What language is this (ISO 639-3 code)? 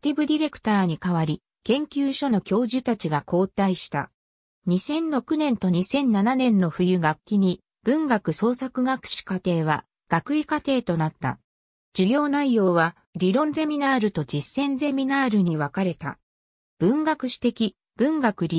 jpn